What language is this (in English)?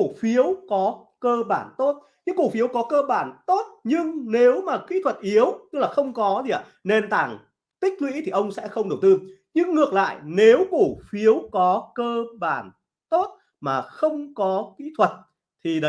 Vietnamese